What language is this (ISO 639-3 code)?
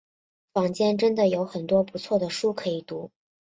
zho